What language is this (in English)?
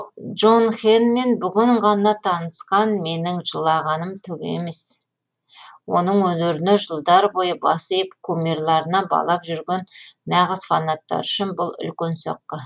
Kazakh